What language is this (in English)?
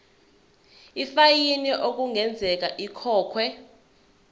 Zulu